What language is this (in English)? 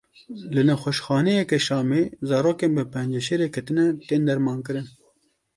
Kurdish